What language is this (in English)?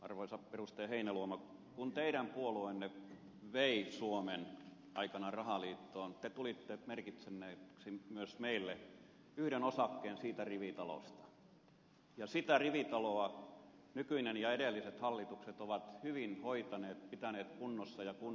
Finnish